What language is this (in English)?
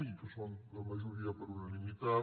Catalan